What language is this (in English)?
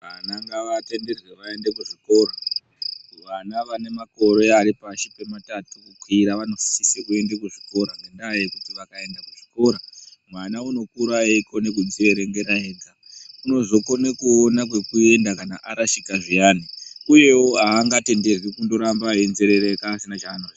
Ndau